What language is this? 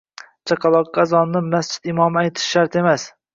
Uzbek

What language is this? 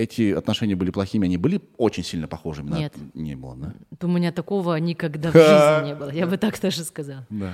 Russian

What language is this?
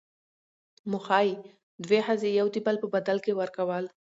Pashto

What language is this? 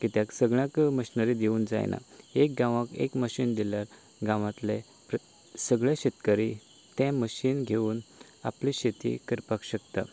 Konkani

